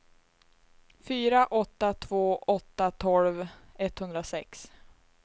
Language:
Swedish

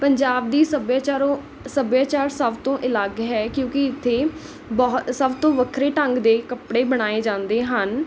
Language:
Punjabi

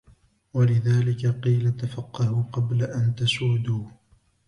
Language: Arabic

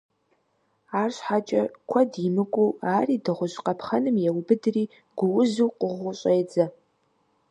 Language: Kabardian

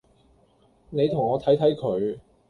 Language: Cantonese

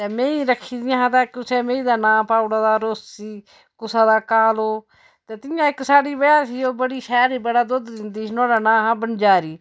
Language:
Dogri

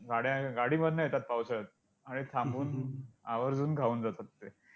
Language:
Marathi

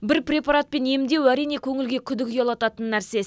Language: Kazakh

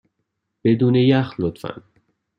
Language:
Persian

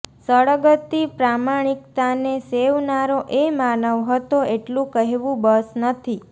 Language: Gujarati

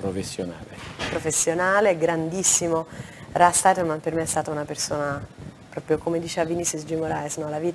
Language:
Italian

